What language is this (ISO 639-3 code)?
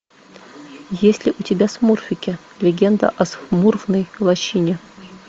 rus